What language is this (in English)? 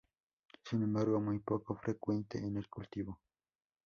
Spanish